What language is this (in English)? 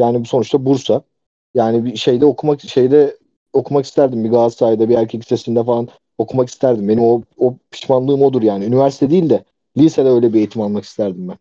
Turkish